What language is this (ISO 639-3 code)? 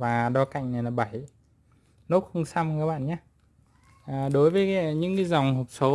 vie